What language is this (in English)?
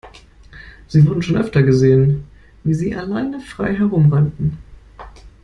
German